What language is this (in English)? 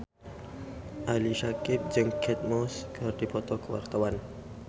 Sundanese